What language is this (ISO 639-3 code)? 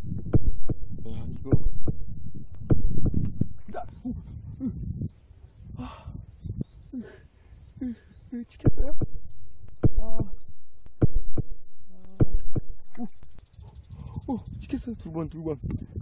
kor